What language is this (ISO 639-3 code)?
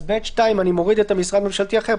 heb